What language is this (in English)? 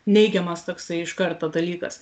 Lithuanian